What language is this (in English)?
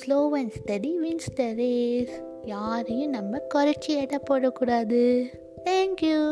Tamil